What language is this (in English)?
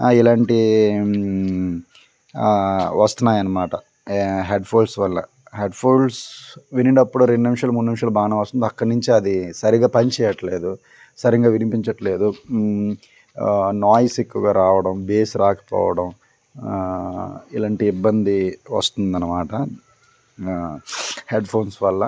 Telugu